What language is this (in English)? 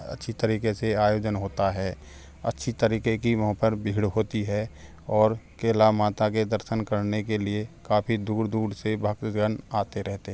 Hindi